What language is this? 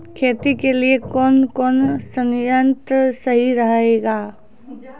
Maithili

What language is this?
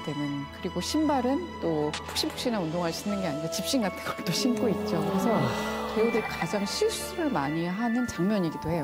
Korean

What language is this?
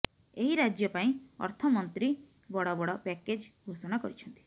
Odia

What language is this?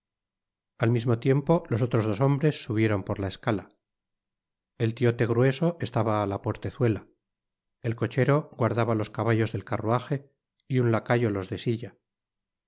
Spanish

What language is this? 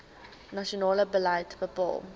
Afrikaans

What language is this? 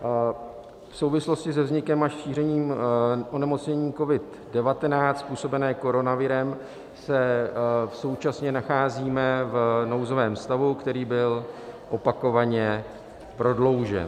Czech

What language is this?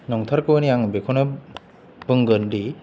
Bodo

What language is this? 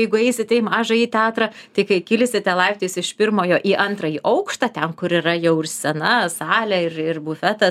Lithuanian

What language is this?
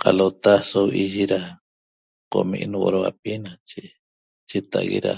Toba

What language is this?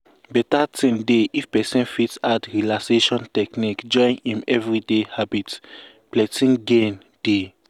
Nigerian Pidgin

